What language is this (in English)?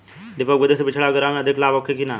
Bhojpuri